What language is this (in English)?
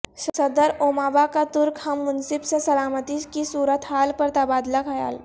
Urdu